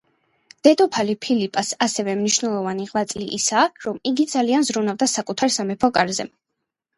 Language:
Georgian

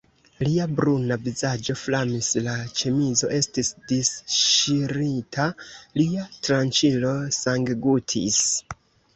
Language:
Esperanto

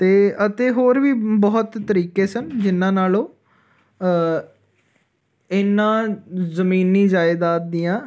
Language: Punjabi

